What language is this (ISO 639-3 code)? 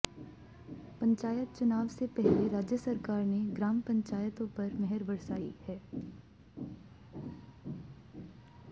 hin